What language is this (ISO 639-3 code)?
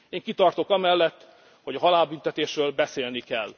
hun